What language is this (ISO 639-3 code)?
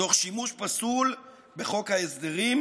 heb